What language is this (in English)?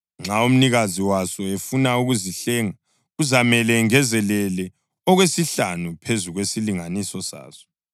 North Ndebele